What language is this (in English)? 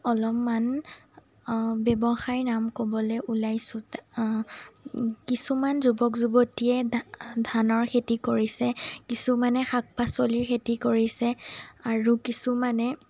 Assamese